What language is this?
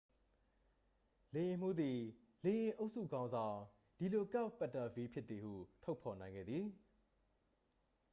Burmese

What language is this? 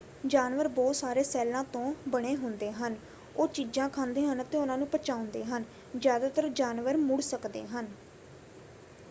Punjabi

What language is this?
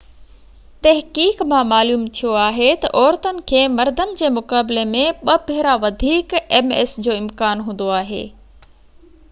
Sindhi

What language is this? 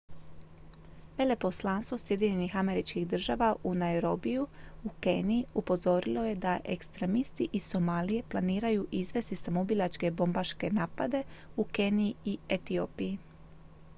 Croatian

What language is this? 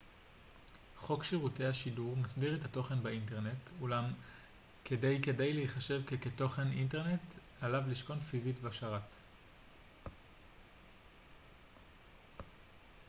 Hebrew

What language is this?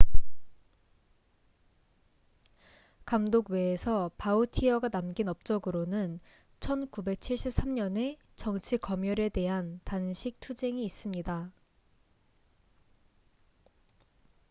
Korean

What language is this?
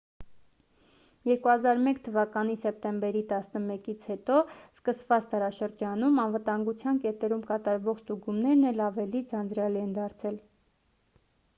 Armenian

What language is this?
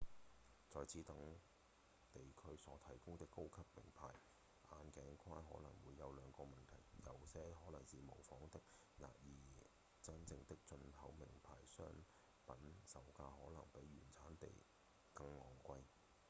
Cantonese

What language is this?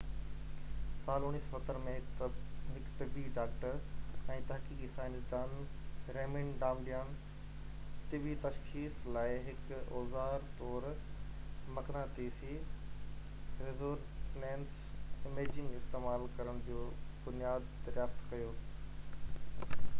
Sindhi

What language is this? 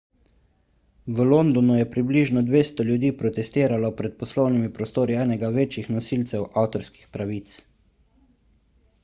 Slovenian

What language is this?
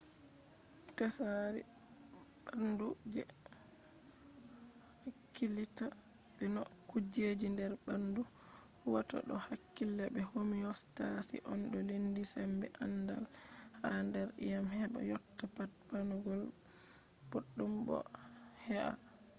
Fula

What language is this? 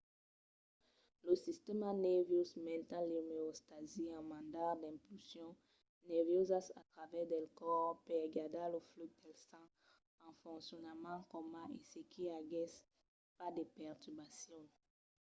Occitan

